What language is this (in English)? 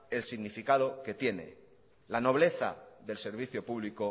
Spanish